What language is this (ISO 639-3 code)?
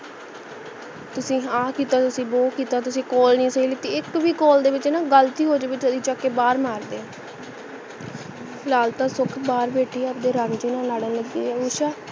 pan